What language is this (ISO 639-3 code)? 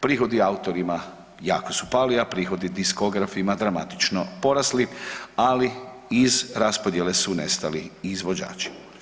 hrv